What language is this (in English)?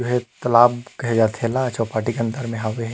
Chhattisgarhi